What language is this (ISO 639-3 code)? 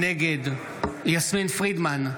heb